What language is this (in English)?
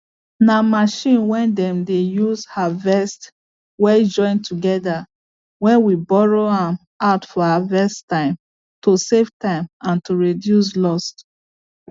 Nigerian Pidgin